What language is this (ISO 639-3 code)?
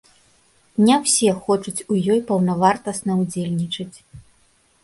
bel